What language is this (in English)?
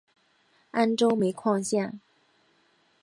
Chinese